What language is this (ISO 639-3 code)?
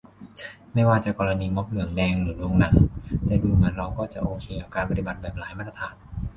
tha